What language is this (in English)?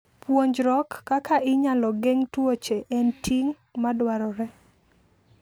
Luo (Kenya and Tanzania)